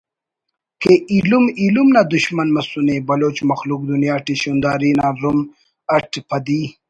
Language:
Brahui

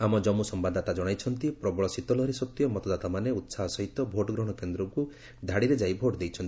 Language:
Odia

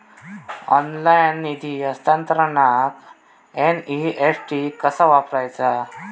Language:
Marathi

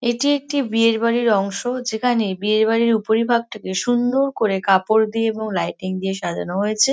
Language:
Bangla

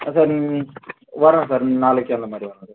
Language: Tamil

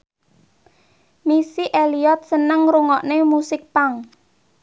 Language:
Javanese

